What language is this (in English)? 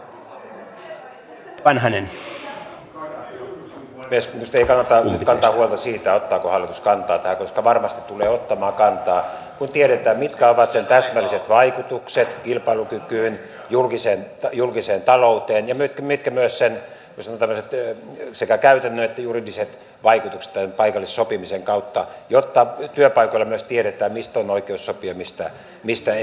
Finnish